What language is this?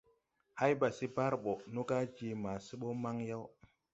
Tupuri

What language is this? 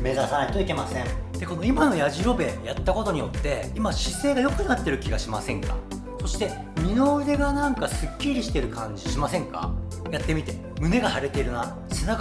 Japanese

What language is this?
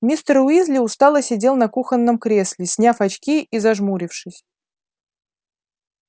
Russian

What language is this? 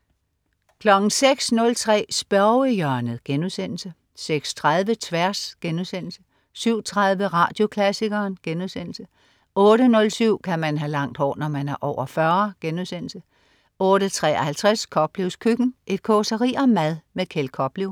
Danish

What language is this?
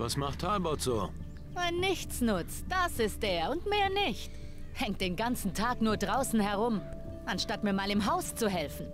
German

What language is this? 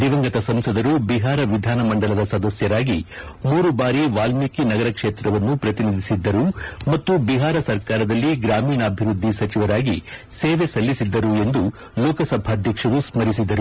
Kannada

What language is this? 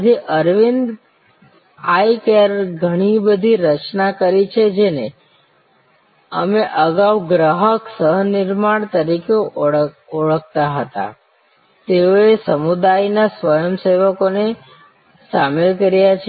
Gujarati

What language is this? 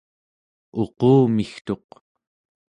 Central Yupik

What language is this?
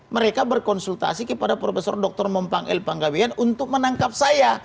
Indonesian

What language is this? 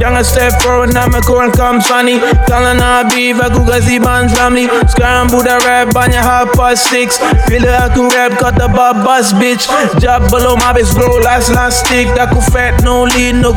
Malay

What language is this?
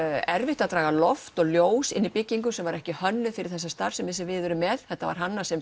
Icelandic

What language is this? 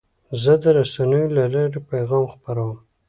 Pashto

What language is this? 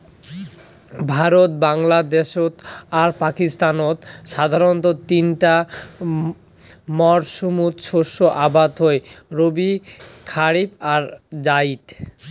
Bangla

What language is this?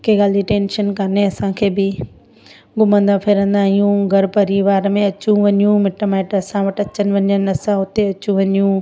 Sindhi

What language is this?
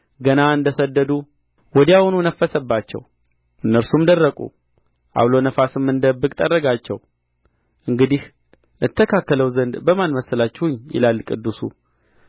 Amharic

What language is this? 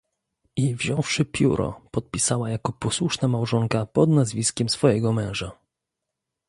Polish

